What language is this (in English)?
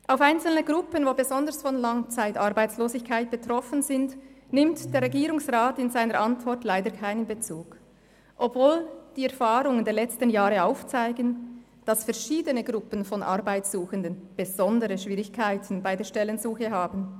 Swiss German